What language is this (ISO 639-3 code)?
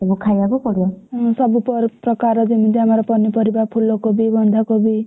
ori